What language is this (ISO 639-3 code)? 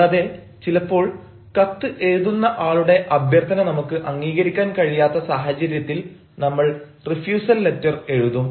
mal